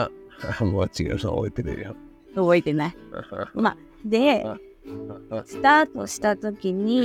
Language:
Japanese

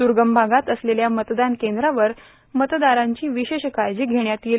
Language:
Marathi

